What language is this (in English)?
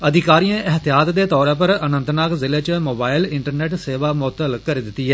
Dogri